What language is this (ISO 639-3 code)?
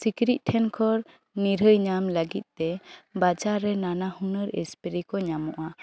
sat